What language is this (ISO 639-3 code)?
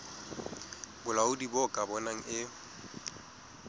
sot